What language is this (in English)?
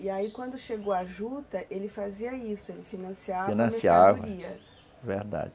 Portuguese